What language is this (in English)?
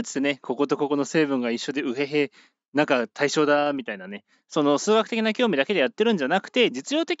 Japanese